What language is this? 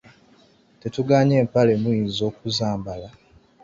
Ganda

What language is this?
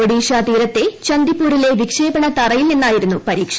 Malayalam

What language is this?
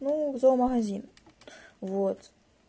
Russian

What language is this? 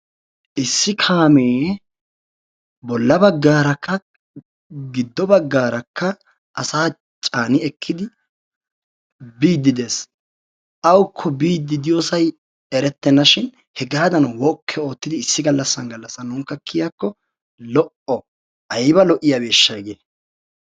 Wolaytta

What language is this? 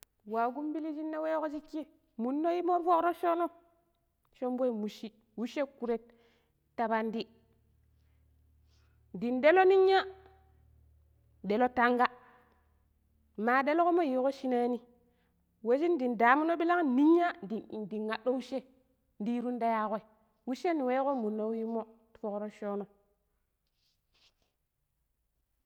Pero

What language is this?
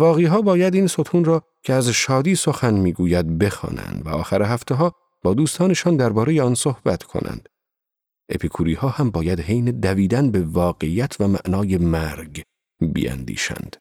Persian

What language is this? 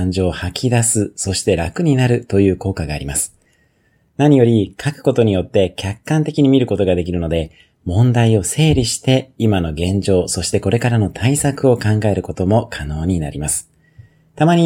Japanese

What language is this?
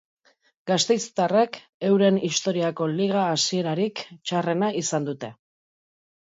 Basque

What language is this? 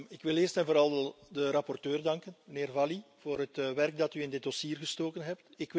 Dutch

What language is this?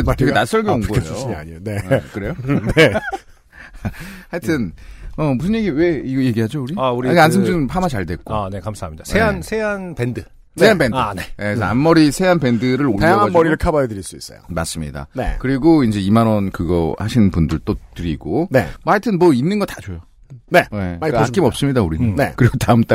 Korean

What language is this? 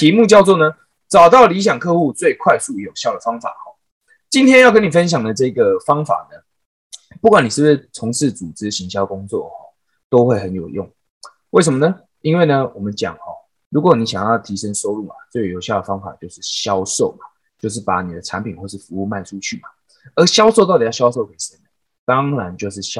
Chinese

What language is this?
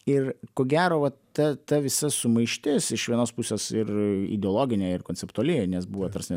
Lithuanian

